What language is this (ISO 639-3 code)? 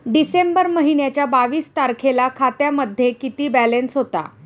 mar